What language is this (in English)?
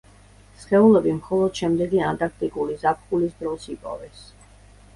Georgian